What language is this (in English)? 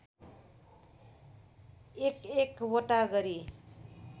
Nepali